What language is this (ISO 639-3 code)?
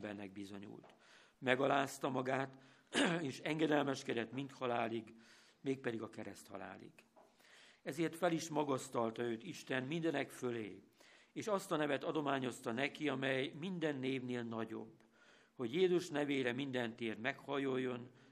hun